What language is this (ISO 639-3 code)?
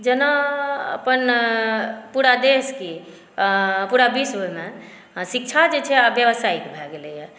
mai